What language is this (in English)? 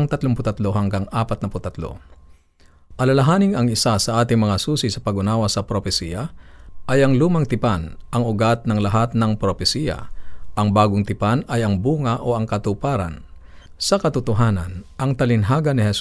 Filipino